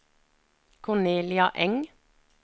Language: Norwegian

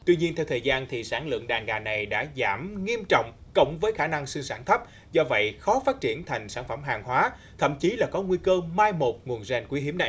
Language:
Vietnamese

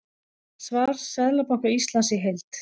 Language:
Icelandic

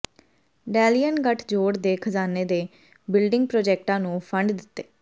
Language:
Punjabi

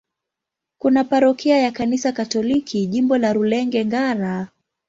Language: Swahili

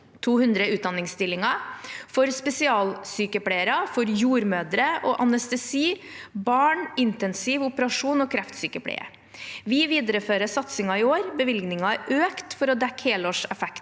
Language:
Norwegian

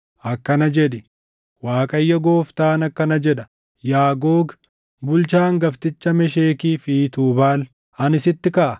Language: Oromo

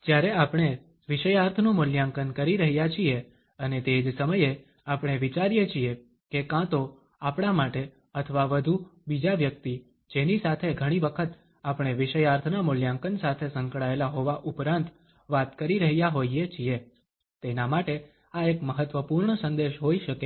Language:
Gujarati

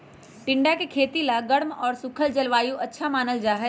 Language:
Magahi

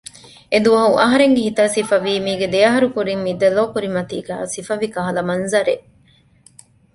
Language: Divehi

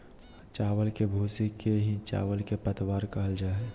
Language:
Magahi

